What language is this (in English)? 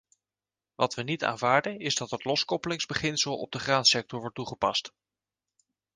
Dutch